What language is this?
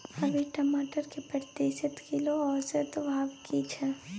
Maithili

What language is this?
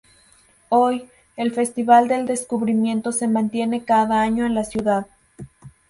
Spanish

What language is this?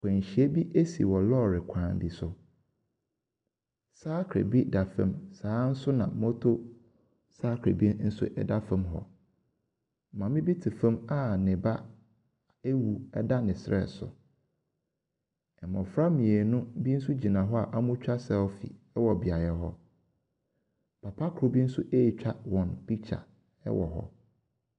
Akan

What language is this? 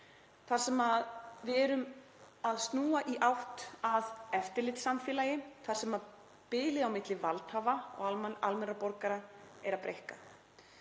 Icelandic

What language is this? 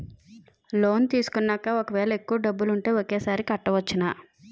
Telugu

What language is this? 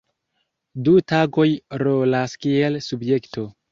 Esperanto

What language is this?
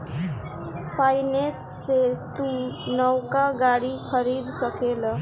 Bhojpuri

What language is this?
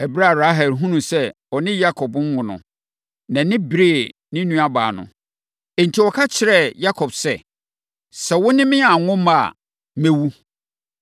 Akan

